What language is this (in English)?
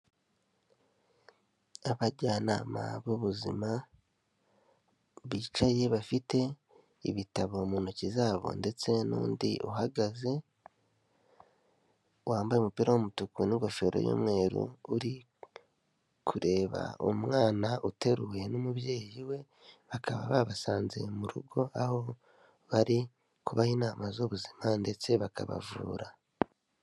Kinyarwanda